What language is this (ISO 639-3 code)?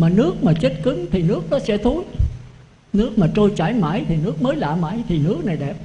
vie